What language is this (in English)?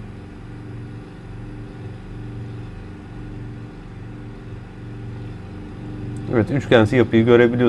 Turkish